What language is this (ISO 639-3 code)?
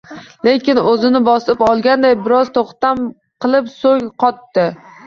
uzb